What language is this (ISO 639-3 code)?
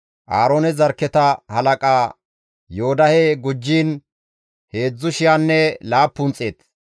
gmv